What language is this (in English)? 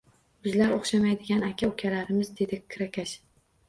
Uzbek